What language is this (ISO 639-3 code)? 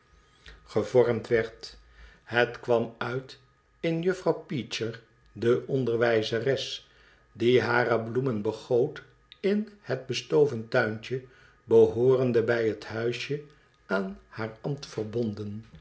nld